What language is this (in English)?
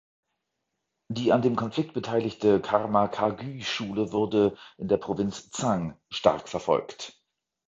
German